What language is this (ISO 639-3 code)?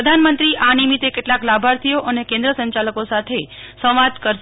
guj